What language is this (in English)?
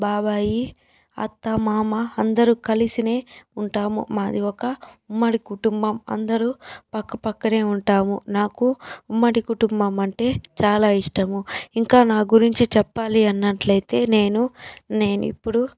Telugu